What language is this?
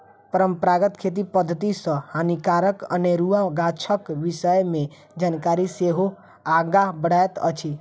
Maithili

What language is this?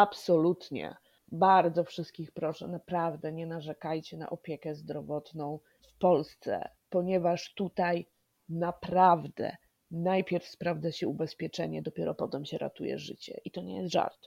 Polish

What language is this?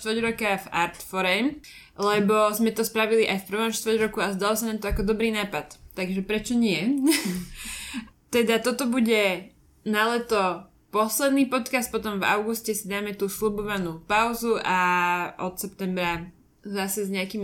Slovak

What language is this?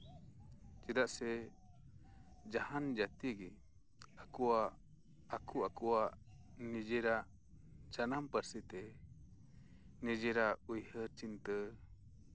Santali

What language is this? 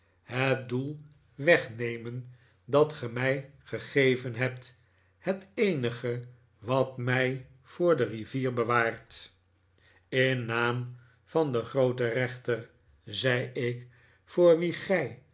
Dutch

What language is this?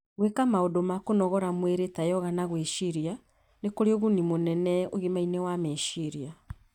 Kikuyu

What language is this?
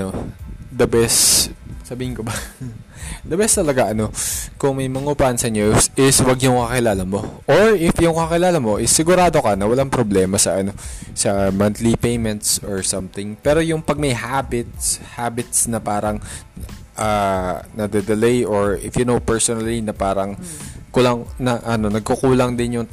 Filipino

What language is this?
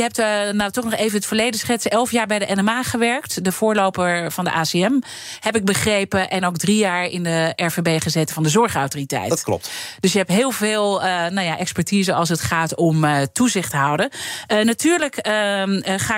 Dutch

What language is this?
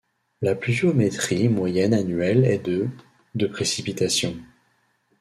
French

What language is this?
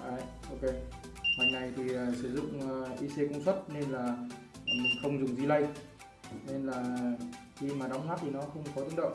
Vietnamese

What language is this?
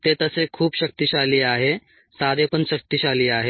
Marathi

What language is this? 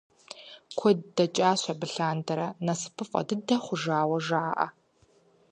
Kabardian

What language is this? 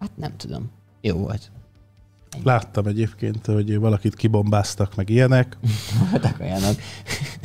Hungarian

